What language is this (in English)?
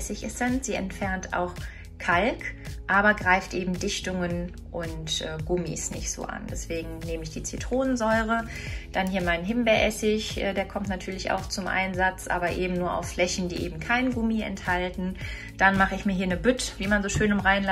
German